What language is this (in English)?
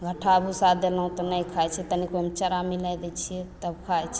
Maithili